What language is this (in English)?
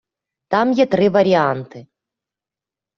Ukrainian